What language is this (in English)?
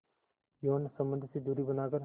Hindi